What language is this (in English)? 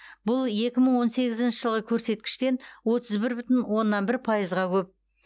Kazakh